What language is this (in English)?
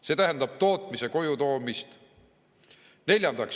Estonian